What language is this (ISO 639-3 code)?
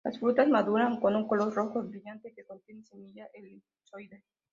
spa